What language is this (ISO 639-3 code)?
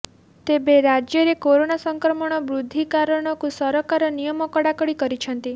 ori